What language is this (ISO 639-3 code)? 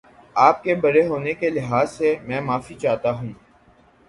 urd